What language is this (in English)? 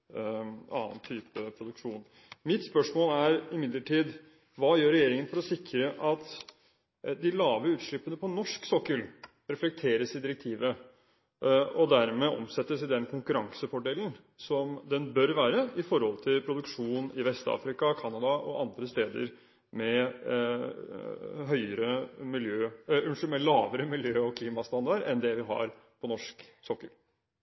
Norwegian Bokmål